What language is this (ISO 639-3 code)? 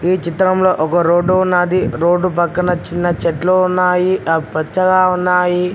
tel